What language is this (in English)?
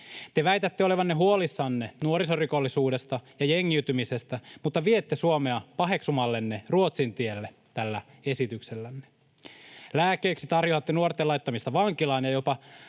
Finnish